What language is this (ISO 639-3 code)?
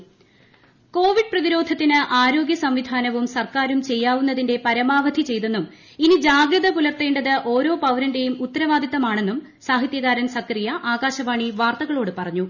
mal